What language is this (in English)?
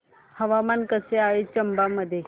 Marathi